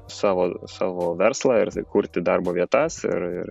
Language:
Lithuanian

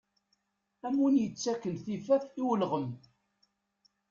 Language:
Kabyle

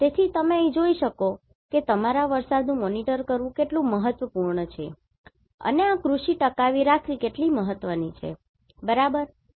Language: Gujarati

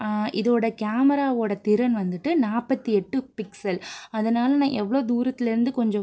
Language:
Tamil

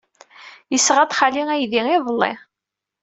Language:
Kabyle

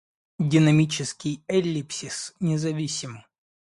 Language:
Russian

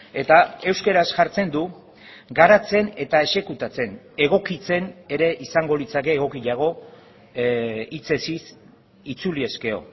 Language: Basque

